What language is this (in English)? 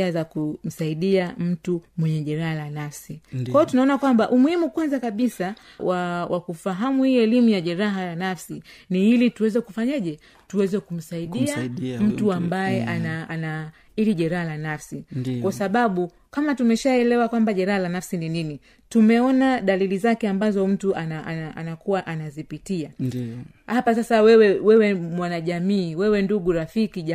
Swahili